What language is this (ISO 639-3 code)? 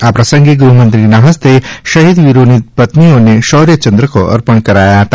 guj